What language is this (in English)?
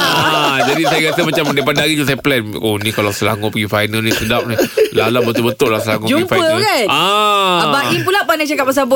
Malay